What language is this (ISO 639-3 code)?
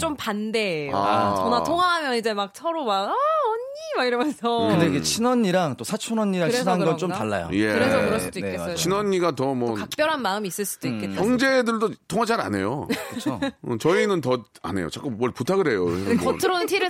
kor